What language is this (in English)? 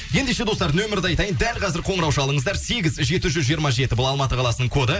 Kazakh